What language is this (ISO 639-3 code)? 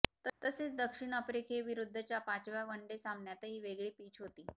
mar